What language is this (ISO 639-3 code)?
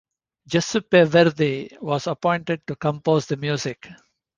eng